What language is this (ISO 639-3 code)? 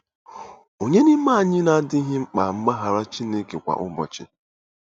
ibo